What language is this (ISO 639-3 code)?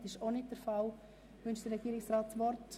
gsw